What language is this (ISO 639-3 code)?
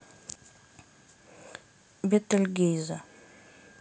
rus